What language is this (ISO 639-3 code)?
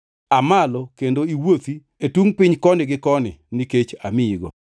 luo